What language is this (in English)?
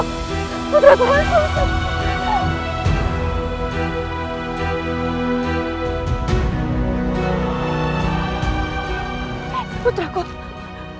Indonesian